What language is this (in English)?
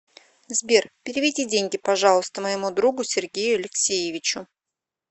Russian